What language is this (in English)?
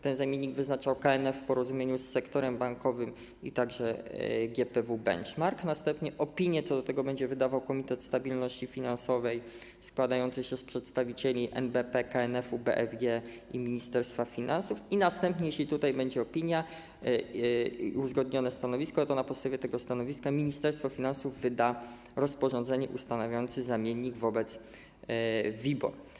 Polish